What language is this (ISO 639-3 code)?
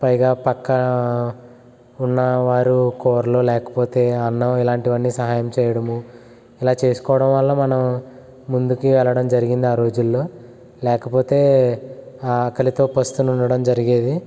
tel